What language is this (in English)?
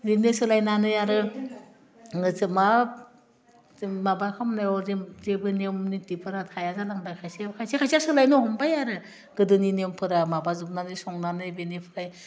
Bodo